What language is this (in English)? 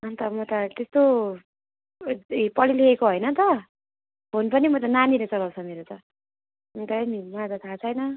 Nepali